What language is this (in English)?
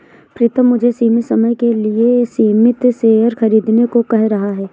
Hindi